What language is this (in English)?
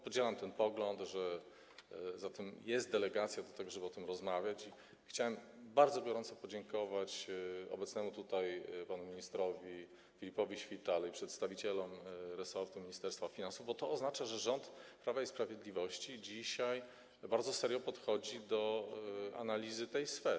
Polish